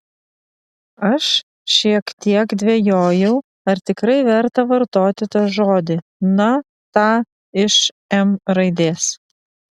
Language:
Lithuanian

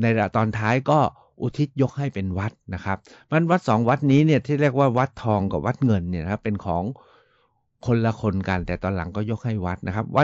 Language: Thai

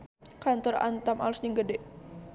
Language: Sundanese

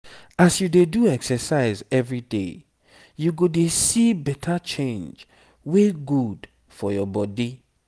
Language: Nigerian Pidgin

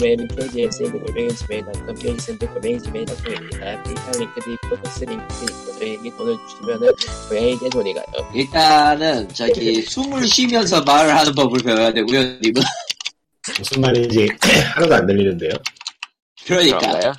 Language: Korean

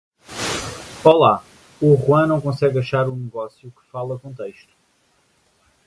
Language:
Portuguese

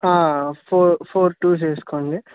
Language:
Telugu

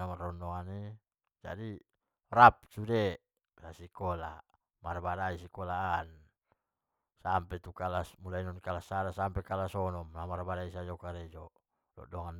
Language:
Batak Mandailing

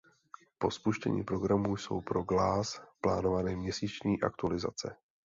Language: Czech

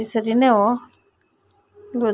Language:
Nepali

